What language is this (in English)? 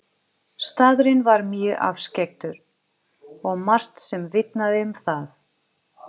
Icelandic